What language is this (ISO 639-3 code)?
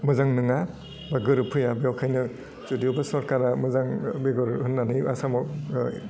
brx